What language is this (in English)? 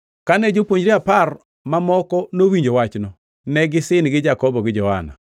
Luo (Kenya and Tanzania)